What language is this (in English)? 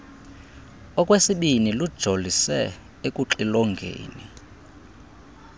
Xhosa